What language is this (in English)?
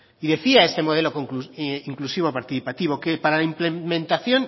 Spanish